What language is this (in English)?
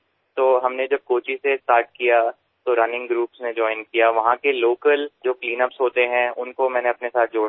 Bangla